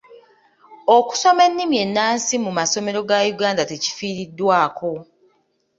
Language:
Ganda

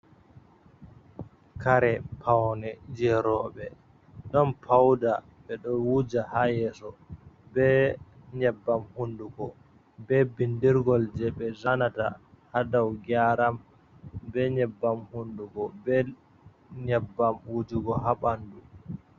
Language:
Fula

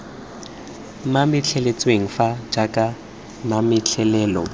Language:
Tswana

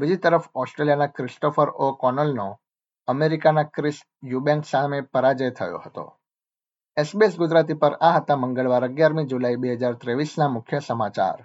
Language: Gujarati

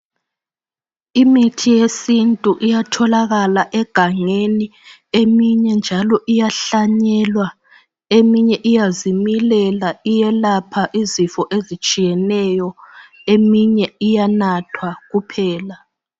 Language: North Ndebele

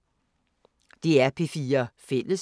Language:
Danish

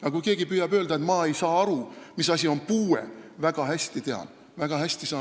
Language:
Estonian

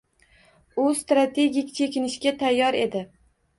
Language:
Uzbek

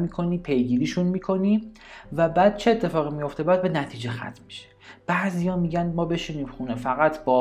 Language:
Persian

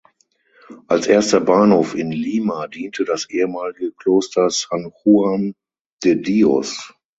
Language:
German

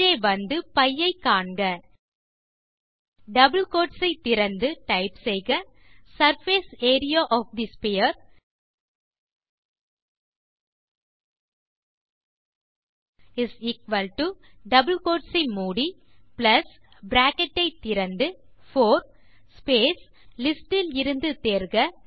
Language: Tamil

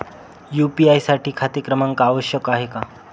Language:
Marathi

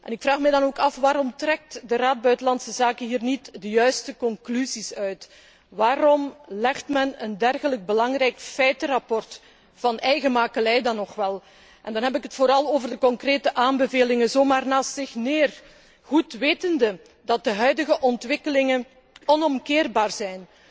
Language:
Dutch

